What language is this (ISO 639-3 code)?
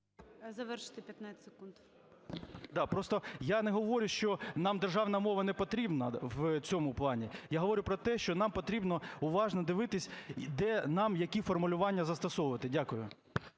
ukr